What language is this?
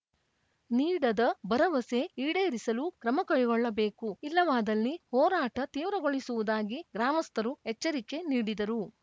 Kannada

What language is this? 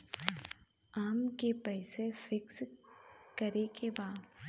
Bhojpuri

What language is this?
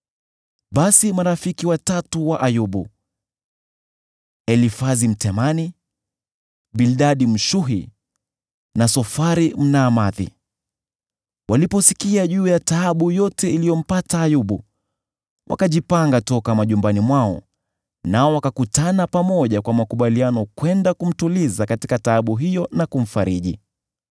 Swahili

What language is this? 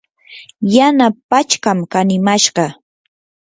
Yanahuanca Pasco Quechua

